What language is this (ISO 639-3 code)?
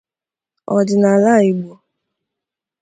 ibo